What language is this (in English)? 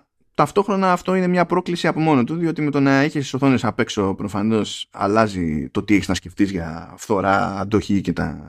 Greek